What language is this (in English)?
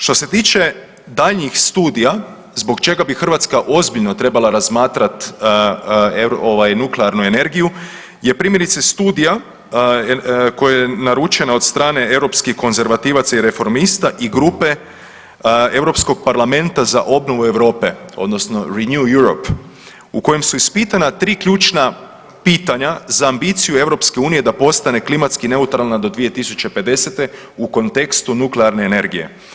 Croatian